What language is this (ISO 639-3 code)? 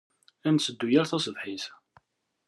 kab